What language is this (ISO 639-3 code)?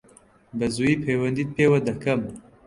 ckb